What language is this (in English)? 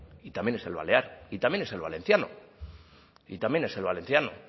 Spanish